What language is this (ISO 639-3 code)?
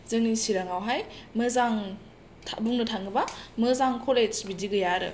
brx